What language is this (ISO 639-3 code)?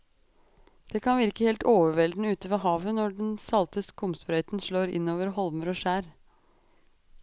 nor